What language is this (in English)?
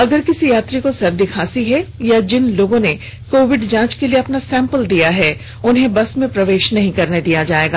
Hindi